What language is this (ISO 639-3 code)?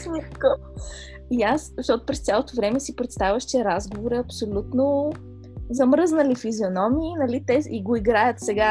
bul